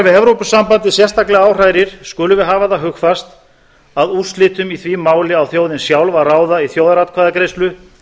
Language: Icelandic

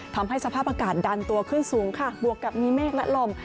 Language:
Thai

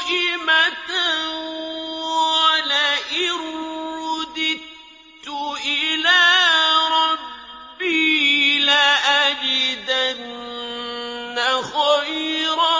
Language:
Arabic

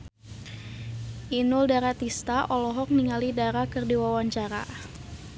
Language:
Sundanese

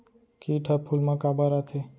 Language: Chhattisgarhi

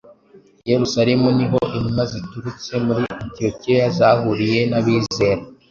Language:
Kinyarwanda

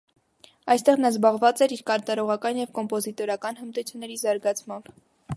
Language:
Armenian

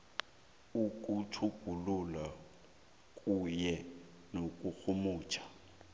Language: South Ndebele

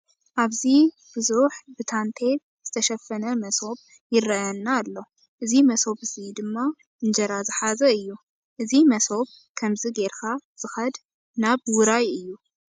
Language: Tigrinya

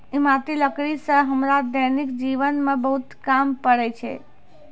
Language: Maithili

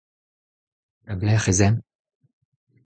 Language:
Breton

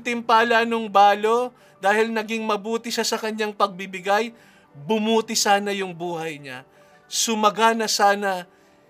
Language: Filipino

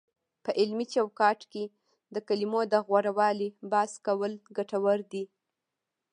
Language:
Pashto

